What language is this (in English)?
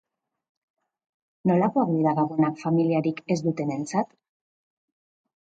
Basque